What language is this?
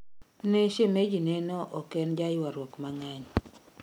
Luo (Kenya and Tanzania)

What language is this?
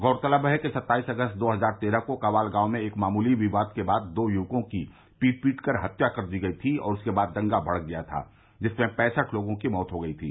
Hindi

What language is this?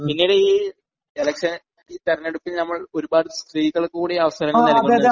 Malayalam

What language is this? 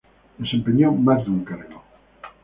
Spanish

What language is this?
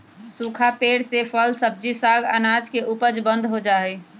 Magahi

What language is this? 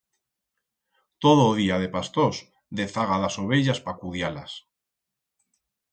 Aragonese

